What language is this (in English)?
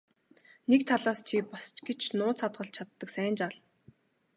Mongolian